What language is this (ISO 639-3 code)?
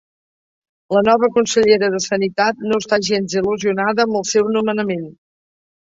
cat